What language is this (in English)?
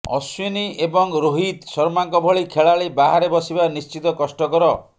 Odia